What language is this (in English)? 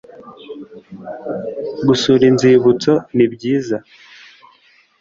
Kinyarwanda